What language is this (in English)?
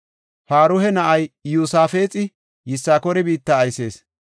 Gofa